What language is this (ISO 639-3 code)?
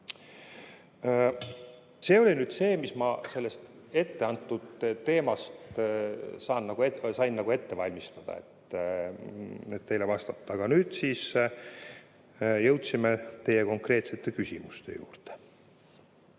est